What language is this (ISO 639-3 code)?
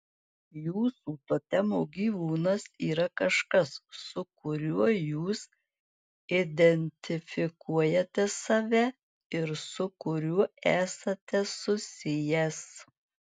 lit